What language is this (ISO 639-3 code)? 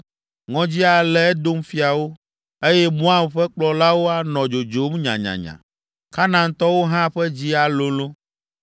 ewe